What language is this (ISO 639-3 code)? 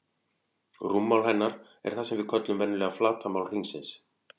isl